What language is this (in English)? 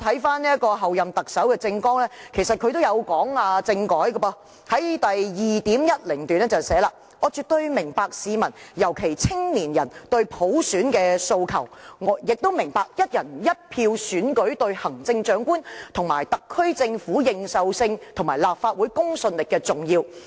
Cantonese